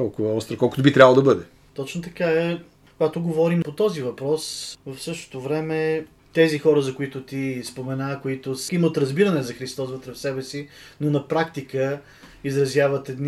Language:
Bulgarian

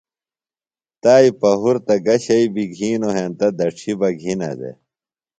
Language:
Phalura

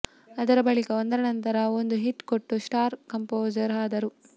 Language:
Kannada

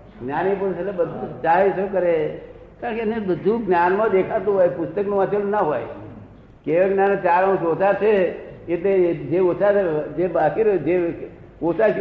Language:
Gujarati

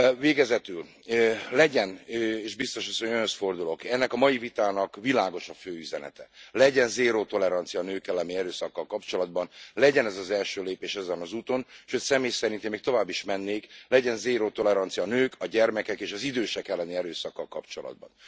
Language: Hungarian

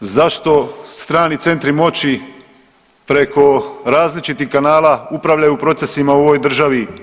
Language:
Croatian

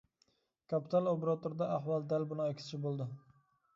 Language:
Uyghur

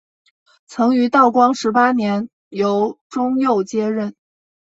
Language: Chinese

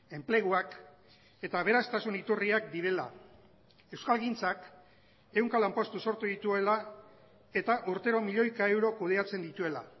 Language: Basque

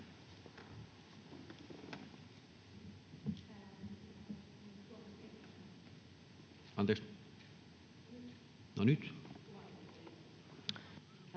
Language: Finnish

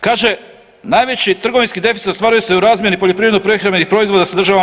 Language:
Croatian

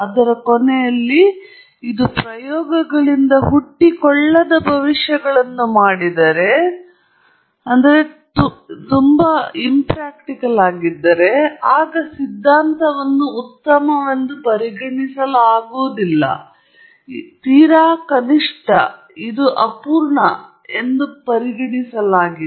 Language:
Kannada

